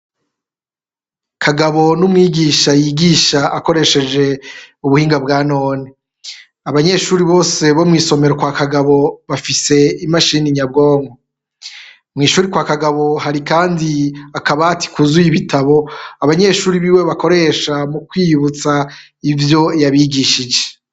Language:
Rundi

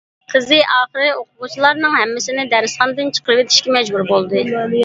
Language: Uyghur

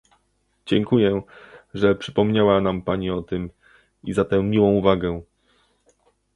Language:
Polish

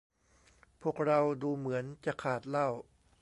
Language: Thai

